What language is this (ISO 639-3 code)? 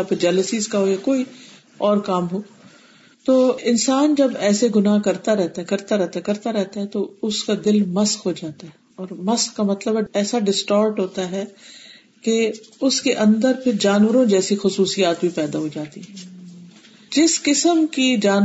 urd